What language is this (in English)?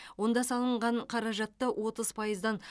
Kazakh